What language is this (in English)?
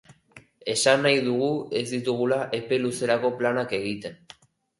Basque